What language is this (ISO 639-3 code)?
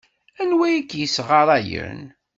kab